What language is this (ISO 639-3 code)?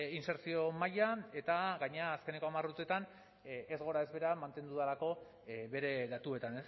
eus